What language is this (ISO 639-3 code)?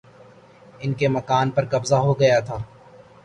urd